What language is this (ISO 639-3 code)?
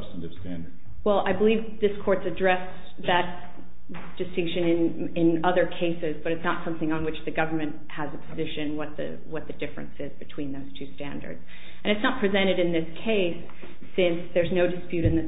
eng